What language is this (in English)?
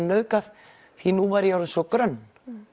Icelandic